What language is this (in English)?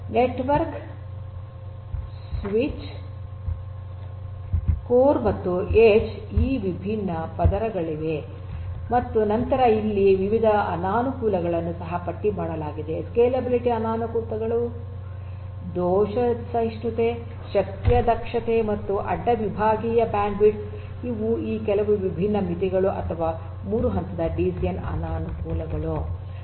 Kannada